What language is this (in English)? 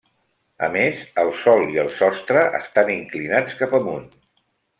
Catalan